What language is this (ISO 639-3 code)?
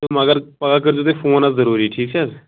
kas